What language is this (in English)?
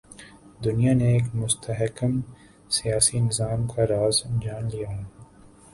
Urdu